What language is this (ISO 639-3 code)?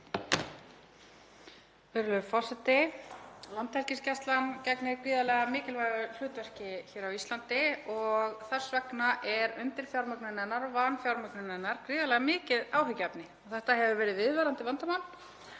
isl